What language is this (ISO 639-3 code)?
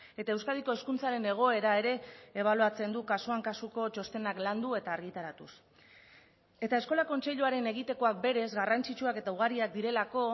eus